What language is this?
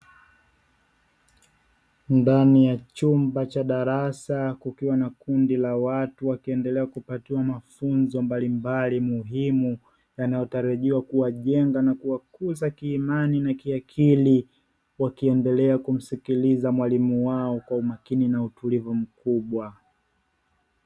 Swahili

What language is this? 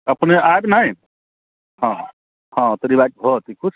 Maithili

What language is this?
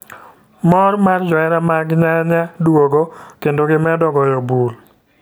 Luo (Kenya and Tanzania)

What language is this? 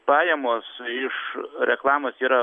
Lithuanian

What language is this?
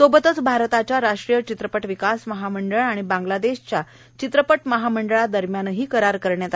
Marathi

